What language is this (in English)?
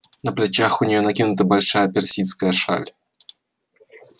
Russian